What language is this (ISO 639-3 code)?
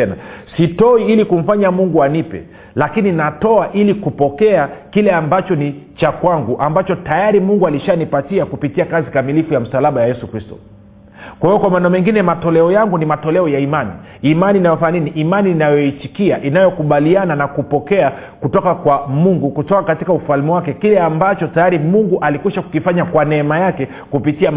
swa